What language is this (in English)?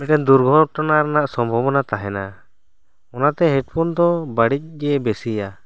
Santali